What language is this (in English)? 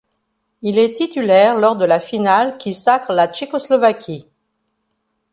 French